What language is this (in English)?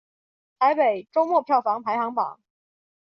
Chinese